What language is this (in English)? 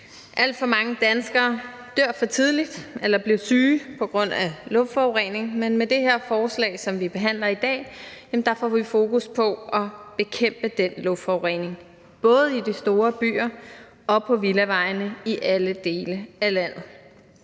Danish